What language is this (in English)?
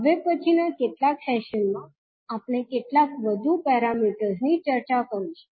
Gujarati